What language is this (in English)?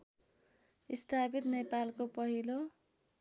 Nepali